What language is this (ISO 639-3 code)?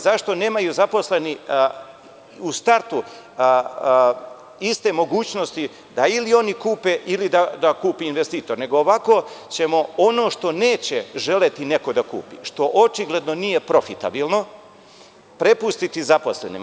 srp